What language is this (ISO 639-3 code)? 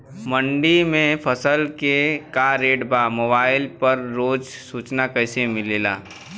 bho